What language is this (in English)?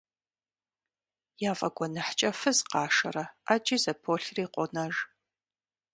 Kabardian